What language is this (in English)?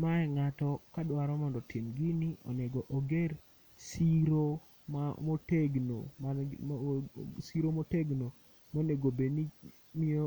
Luo (Kenya and Tanzania)